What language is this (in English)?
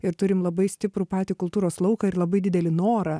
Lithuanian